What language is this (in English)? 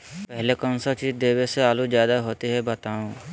Magahi